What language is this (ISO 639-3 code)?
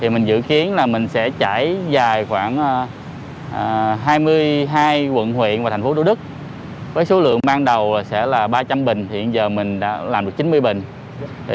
vie